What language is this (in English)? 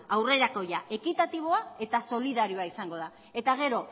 Basque